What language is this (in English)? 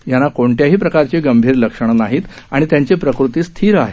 Marathi